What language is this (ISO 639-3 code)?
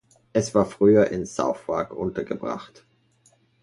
deu